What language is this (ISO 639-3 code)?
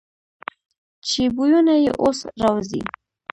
pus